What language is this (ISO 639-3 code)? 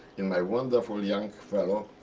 eng